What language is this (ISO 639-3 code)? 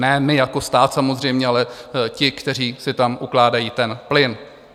ces